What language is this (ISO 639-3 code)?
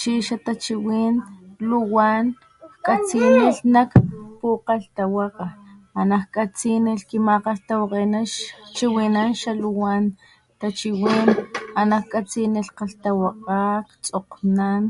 top